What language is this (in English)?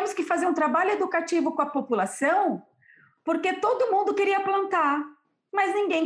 Portuguese